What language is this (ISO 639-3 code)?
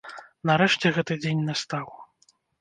bel